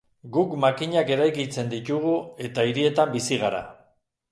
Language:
Basque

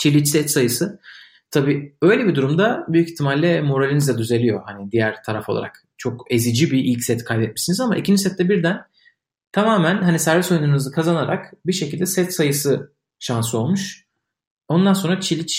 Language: Turkish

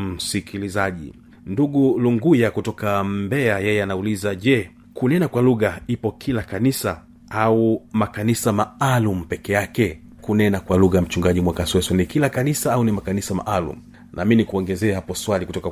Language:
Swahili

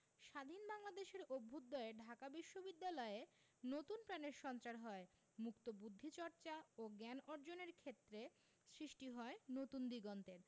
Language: Bangla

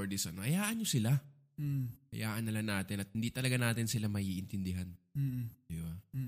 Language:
Filipino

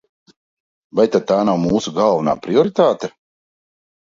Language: Latvian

